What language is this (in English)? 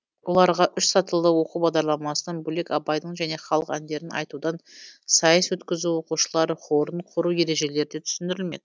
Kazakh